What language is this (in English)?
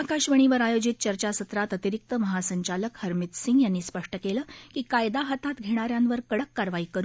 Marathi